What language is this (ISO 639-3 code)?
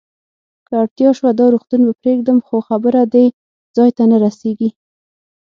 pus